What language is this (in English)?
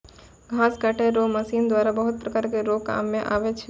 Maithili